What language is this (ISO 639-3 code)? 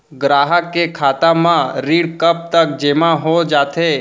hne